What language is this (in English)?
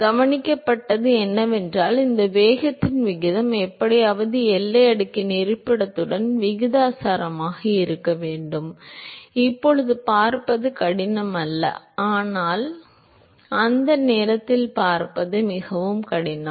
Tamil